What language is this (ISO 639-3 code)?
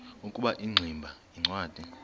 xho